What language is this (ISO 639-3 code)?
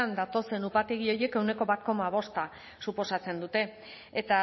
eus